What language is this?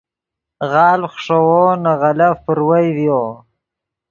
Yidgha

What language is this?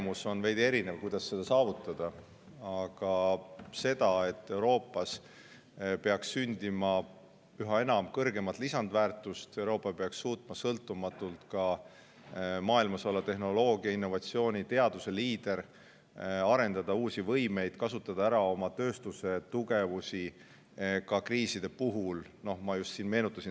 Estonian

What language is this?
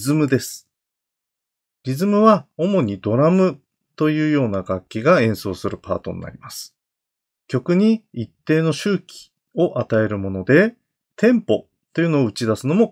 Japanese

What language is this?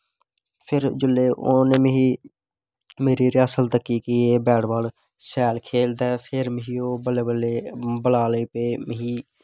Dogri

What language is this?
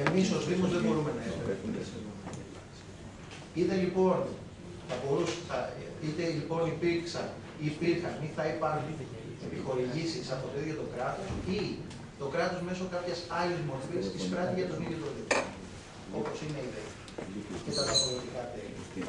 Greek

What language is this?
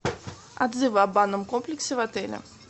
Russian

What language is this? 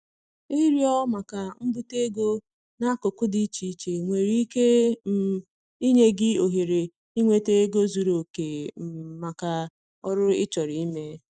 Igbo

